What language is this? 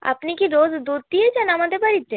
Bangla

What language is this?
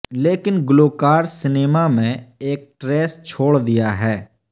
Urdu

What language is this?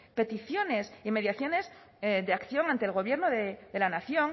Spanish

